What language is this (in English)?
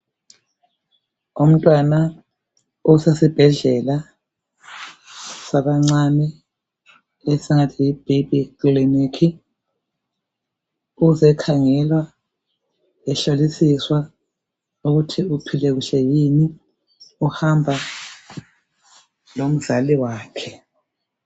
North Ndebele